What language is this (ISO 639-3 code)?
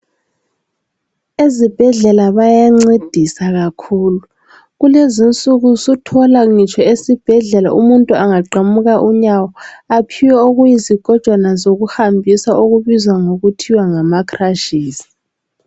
nde